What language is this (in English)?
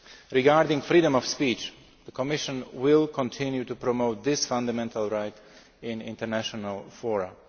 English